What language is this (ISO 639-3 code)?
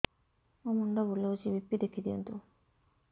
ori